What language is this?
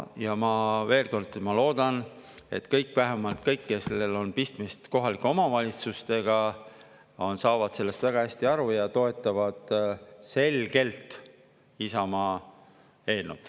Estonian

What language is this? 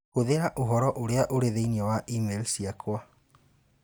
Kikuyu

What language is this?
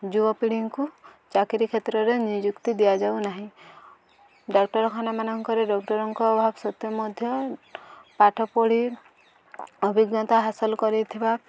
Odia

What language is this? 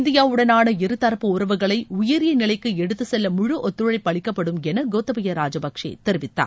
Tamil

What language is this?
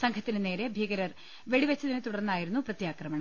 Malayalam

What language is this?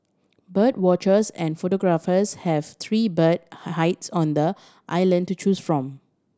English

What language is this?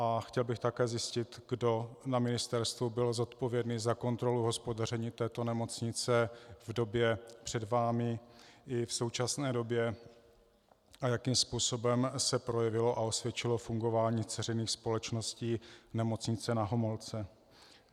Czech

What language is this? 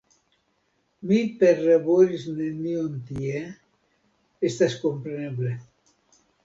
Esperanto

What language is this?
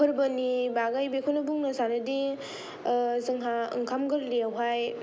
Bodo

